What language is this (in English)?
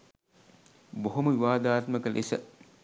Sinhala